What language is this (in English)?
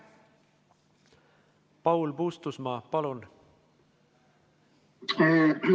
Estonian